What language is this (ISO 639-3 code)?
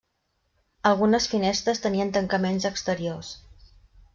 cat